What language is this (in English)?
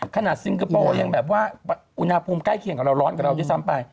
Thai